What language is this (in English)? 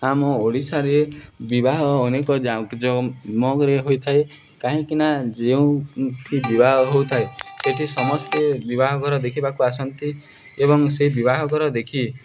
Odia